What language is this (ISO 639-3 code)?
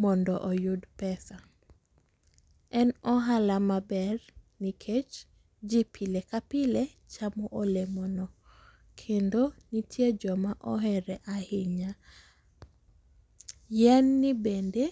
luo